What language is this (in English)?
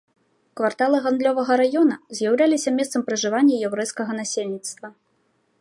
Belarusian